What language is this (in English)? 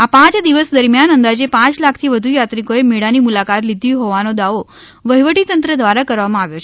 Gujarati